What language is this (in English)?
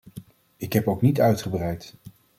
Dutch